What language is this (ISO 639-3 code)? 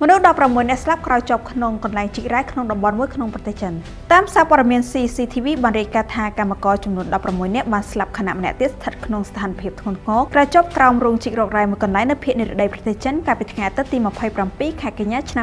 ind